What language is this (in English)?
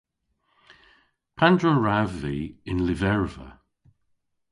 Cornish